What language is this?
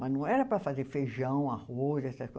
Portuguese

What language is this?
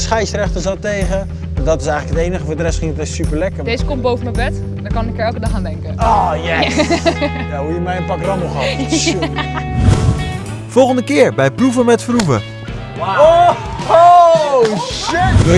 Dutch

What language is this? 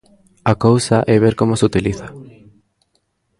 Galician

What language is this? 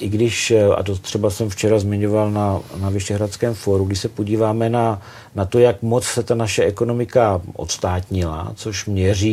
Czech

